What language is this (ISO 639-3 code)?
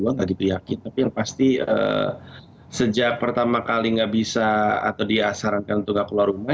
ind